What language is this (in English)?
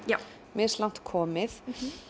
Icelandic